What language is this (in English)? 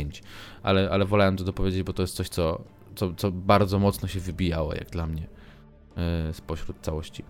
Polish